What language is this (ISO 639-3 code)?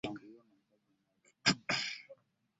lug